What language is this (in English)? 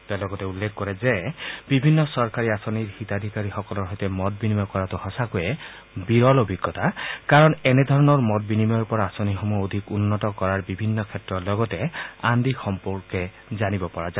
Assamese